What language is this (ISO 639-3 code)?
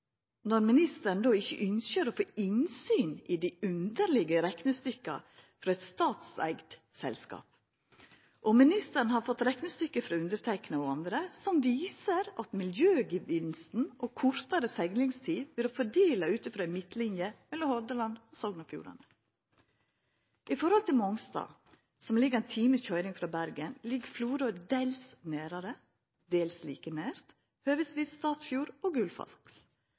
nno